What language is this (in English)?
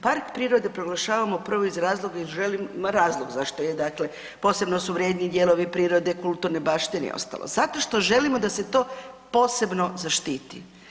Croatian